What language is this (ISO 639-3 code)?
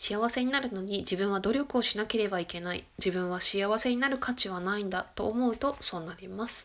jpn